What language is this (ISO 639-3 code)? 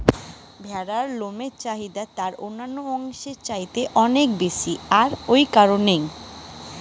ben